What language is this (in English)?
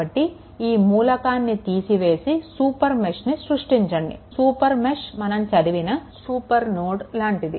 Telugu